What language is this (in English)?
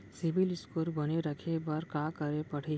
Chhattisgarhi